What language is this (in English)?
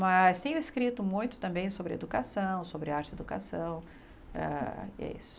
Portuguese